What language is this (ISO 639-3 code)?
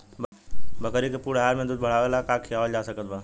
bho